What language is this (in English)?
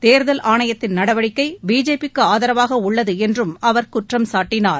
Tamil